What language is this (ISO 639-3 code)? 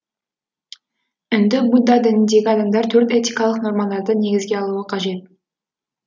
kaz